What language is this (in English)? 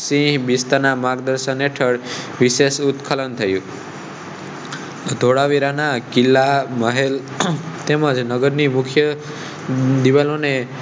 Gujarati